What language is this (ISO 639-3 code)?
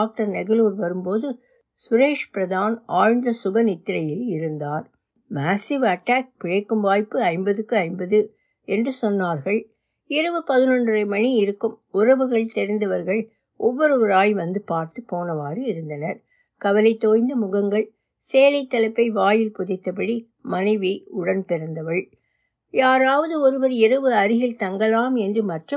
tam